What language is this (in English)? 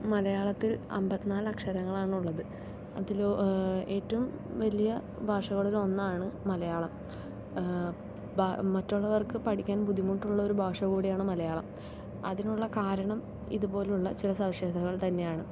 Malayalam